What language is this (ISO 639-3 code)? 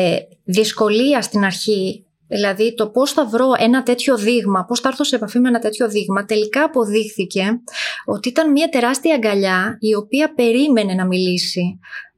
ell